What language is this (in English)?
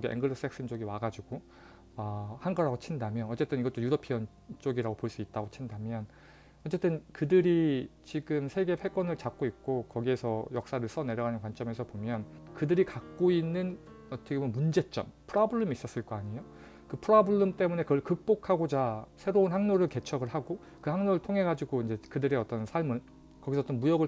Korean